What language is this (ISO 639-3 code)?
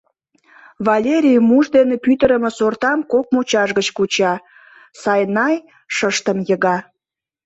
chm